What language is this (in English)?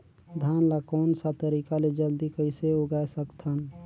Chhattisgarhi